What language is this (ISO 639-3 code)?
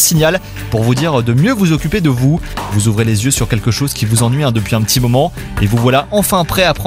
fra